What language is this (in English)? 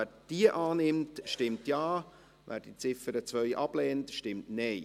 Swiss German